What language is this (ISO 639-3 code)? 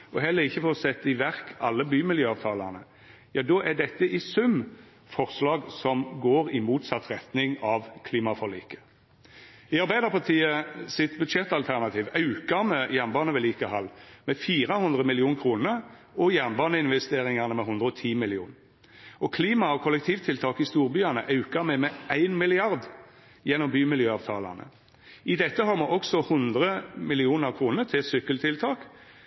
nno